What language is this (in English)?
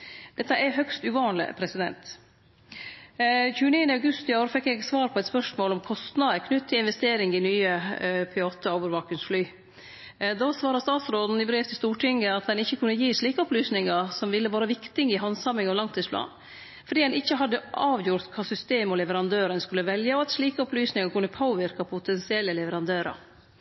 Norwegian Nynorsk